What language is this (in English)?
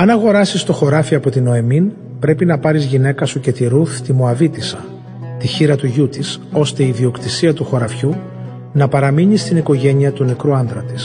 Greek